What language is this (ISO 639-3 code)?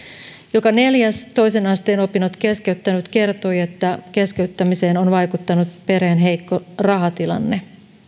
fin